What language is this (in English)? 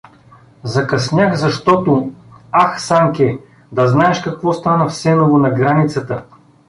Bulgarian